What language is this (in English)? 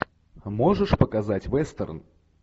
Russian